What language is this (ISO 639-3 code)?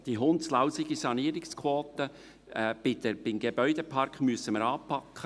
gsw